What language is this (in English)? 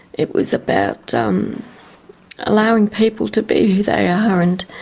English